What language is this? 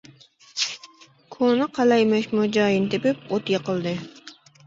Uyghur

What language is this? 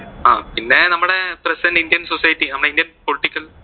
Malayalam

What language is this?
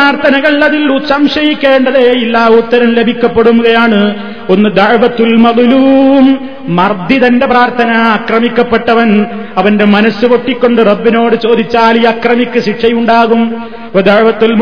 Malayalam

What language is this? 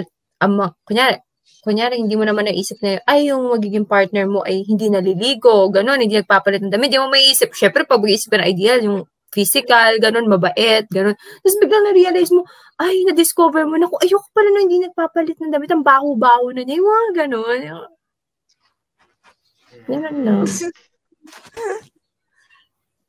Filipino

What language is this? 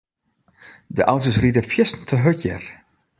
Western Frisian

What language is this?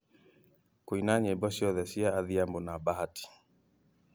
Kikuyu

